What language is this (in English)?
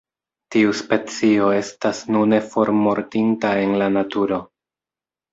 Esperanto